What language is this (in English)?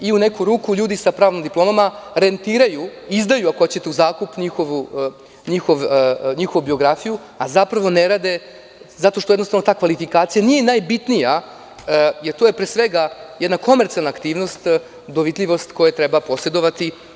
Serbian